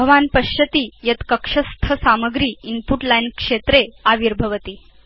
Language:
Sanskrit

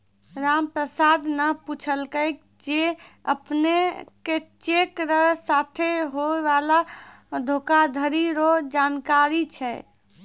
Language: Maithili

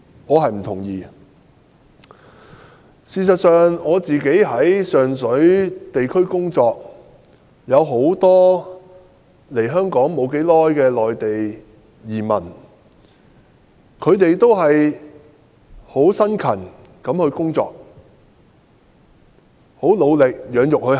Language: Cantonese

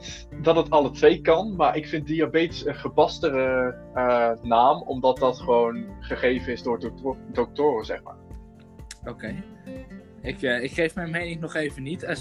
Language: Dutch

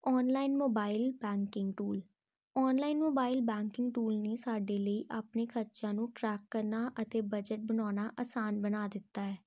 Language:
Punjabi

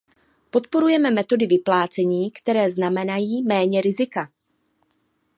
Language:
Czech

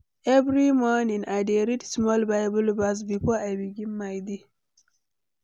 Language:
Nigerian Pidgin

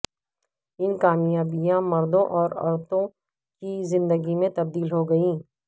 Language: Urdu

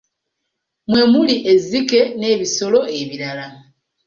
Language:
Ganda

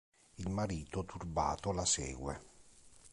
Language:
Italian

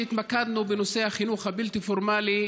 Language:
Hebrew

